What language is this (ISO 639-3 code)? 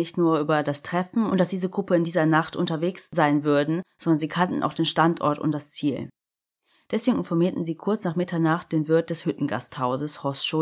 deu